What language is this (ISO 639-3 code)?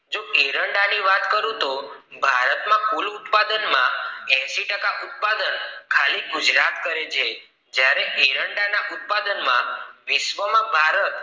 guj